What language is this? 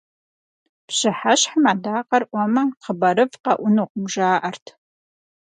Kabardian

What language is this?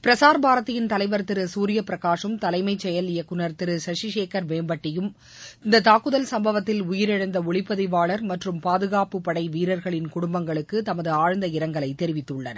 Tamil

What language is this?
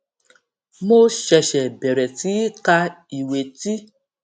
Yoruba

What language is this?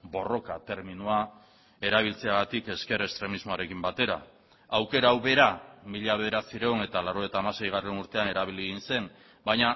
Basque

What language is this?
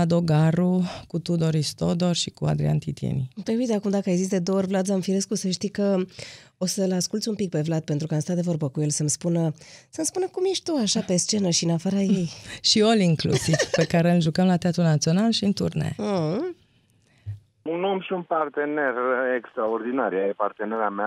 Romanian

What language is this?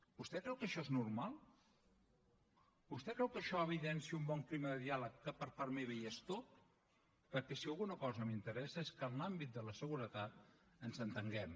Catalan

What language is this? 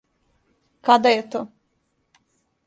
Serbian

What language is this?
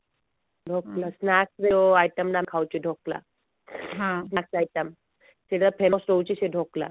Odia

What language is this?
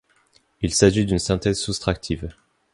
French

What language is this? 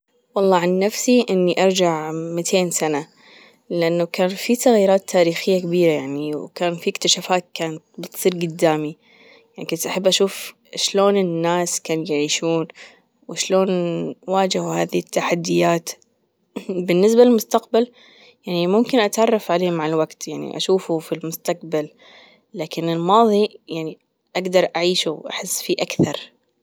Gulf Arabic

